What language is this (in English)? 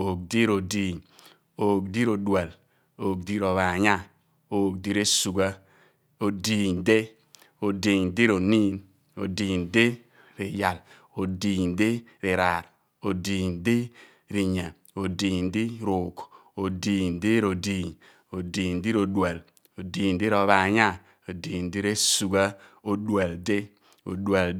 Abua